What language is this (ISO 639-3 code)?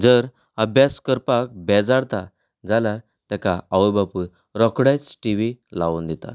kok